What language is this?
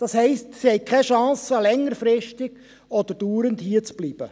Swiss German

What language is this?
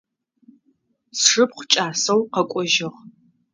Adyghe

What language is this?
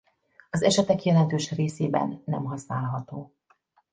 Hungarian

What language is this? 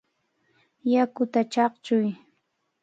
Cajatambo North Lima Quechua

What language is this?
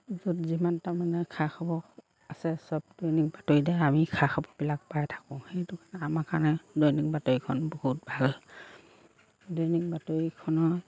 Assamese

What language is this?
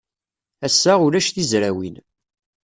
Kabyle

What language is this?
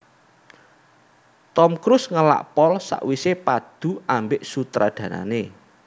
Javanese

